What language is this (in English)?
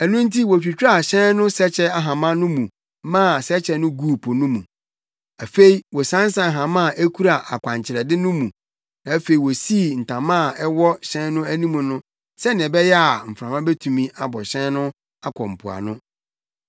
Akan